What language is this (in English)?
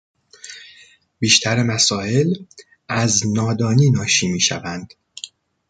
Persian